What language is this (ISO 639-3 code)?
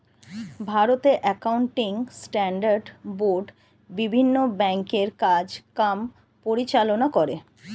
ben